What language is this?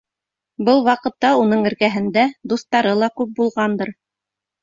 Bashkir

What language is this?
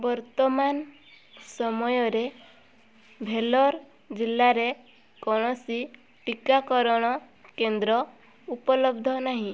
Odia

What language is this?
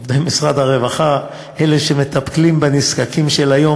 Hebrew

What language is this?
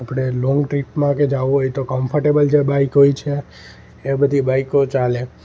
Gujarati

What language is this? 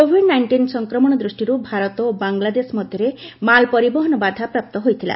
Odia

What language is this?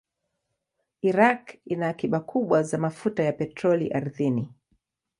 Swahili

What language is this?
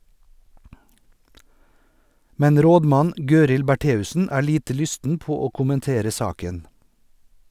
Norwegian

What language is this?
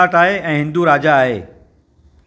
Sindhi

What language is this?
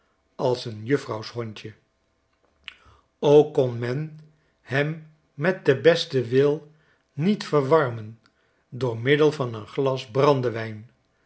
Dutch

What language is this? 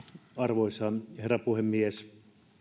Finnish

